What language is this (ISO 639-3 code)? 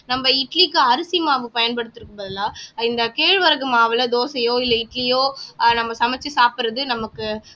tam